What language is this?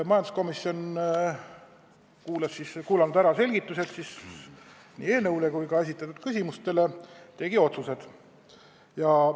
Estonian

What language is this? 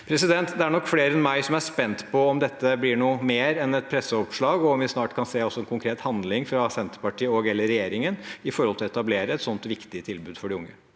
Norwegian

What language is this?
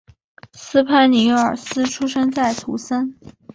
Chinese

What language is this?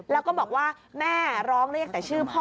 Thai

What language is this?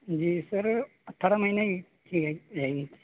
Urdu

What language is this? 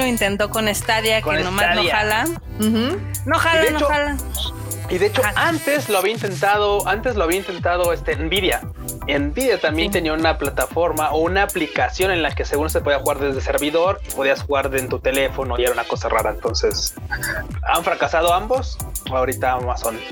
Spanish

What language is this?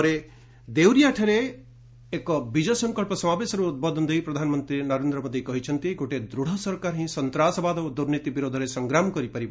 Odia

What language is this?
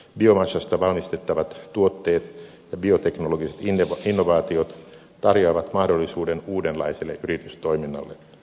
Finnish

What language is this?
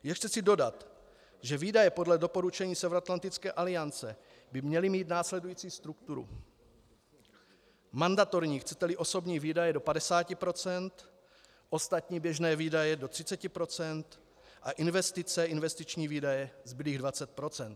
Czech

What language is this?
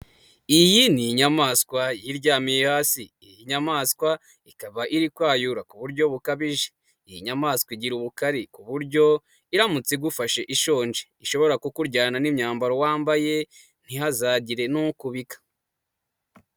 Kinyarwanda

